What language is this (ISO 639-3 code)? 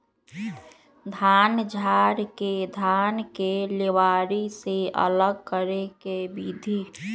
mag